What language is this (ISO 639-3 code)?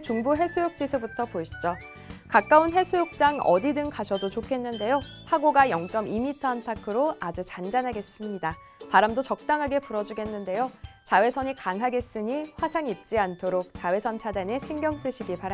kor